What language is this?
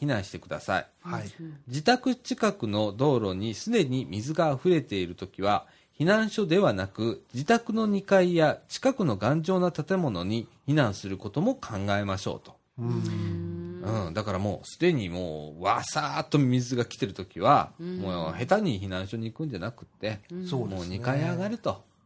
Japanese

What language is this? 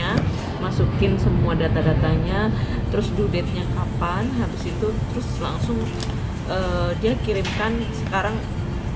Indonesian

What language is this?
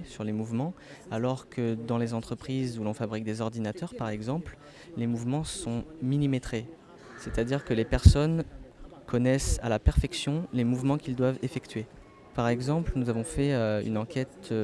French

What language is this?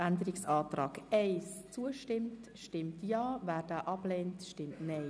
Swiss German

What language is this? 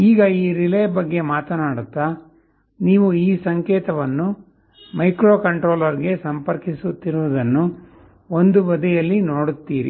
Kannada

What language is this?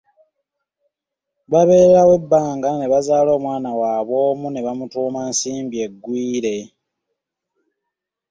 Ganda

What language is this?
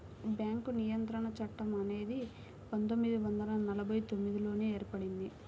Telugu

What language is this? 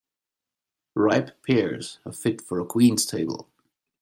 English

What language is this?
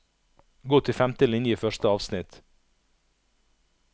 Norwegian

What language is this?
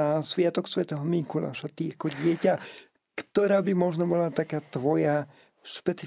Slovak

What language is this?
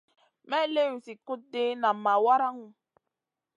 Masana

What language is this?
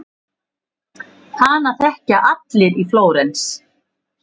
Icelandic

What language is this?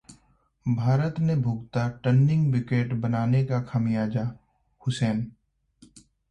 Hindi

